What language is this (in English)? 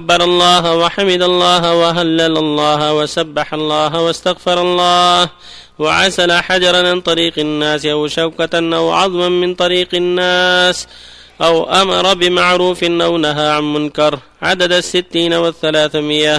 Arabic